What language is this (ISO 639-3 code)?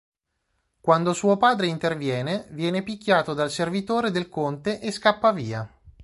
ita